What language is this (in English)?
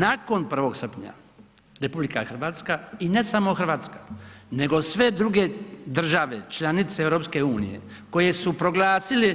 Croatian